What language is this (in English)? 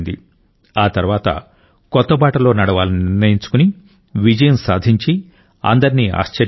Telugu